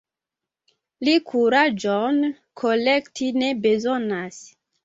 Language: Esperanto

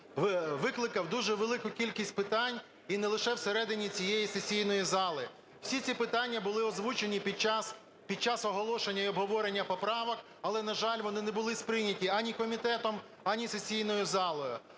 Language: Ukrainian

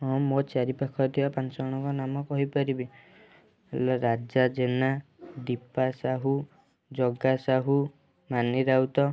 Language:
Odia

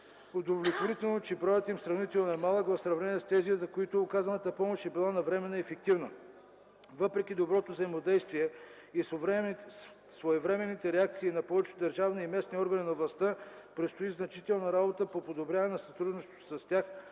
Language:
Bulgarian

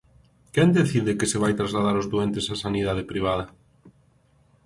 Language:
Galician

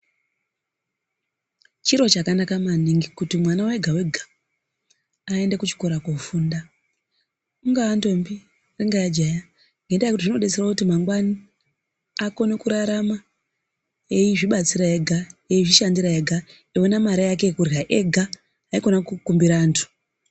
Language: Ndau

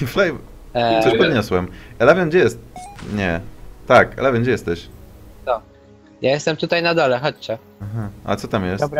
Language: Polish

